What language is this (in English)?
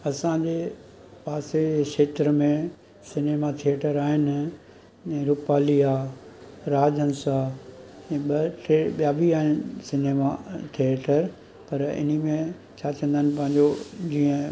Sindhi